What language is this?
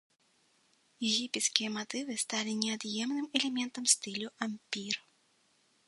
Belarusian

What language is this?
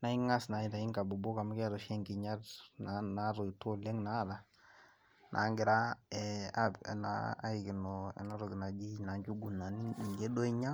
Masai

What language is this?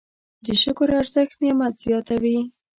Pashto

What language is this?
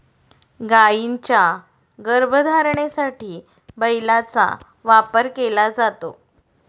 Marathi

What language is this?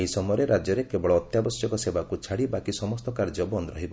Odia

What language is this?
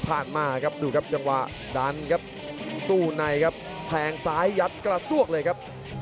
Thai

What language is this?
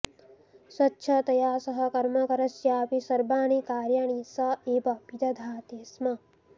Sanskrit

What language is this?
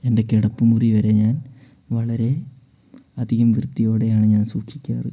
Malayalam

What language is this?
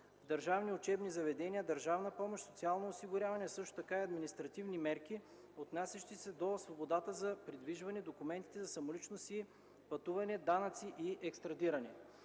Bulgarian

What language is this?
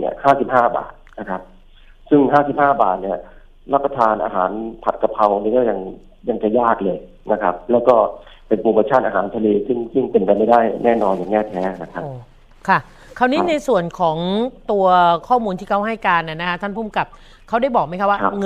Thai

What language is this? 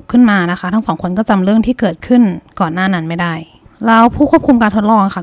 Thai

